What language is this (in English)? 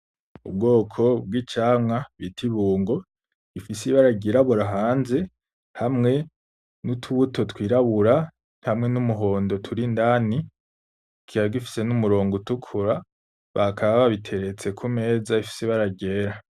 Rundi